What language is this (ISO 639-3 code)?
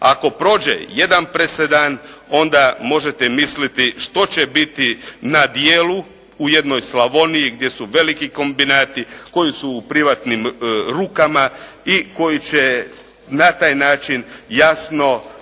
hrv